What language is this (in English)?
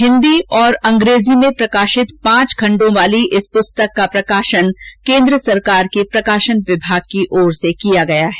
Hindi